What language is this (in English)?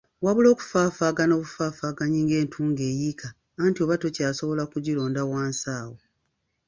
Ganda